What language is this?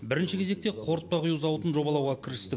Kazakh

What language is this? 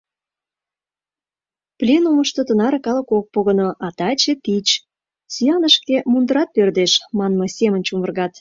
Mari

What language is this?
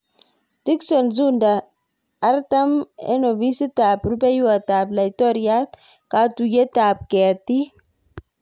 Kalenjin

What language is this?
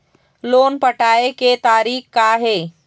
Chhattisgarhi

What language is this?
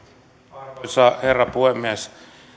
Finnish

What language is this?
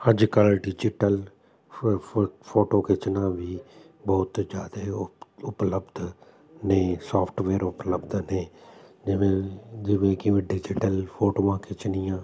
Punjabi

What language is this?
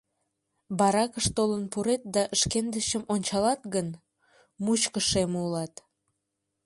Mari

